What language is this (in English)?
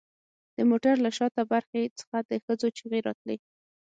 Pashto